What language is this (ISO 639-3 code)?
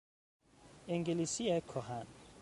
fas